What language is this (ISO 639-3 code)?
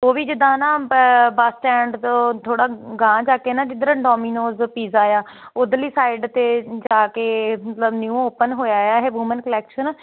pan